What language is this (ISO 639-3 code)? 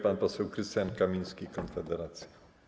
pol